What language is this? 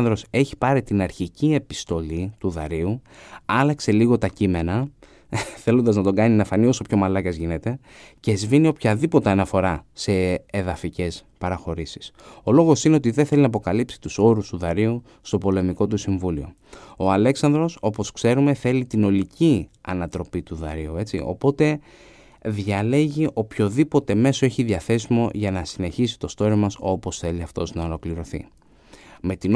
Greek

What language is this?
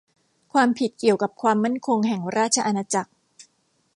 Thai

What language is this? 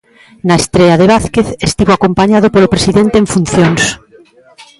Galician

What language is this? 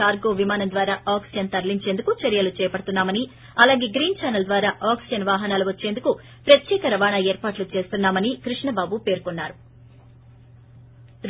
Telugu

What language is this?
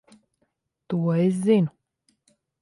Latvian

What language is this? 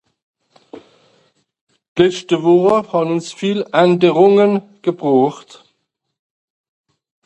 Swiss German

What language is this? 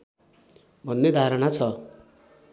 Nepali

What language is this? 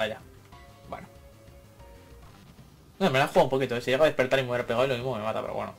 Spanish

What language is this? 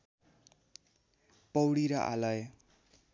Nepali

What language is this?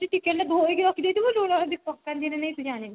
Odia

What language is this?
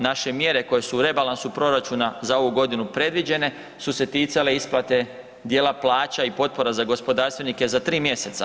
Croatian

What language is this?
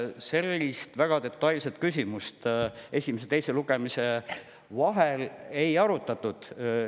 Estonian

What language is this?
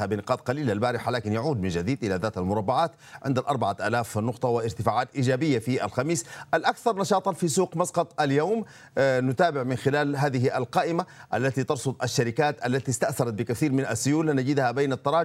Arabic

